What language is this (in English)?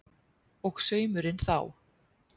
Icelandic